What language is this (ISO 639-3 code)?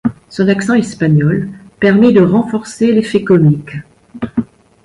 fra